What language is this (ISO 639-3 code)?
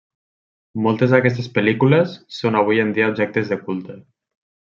cat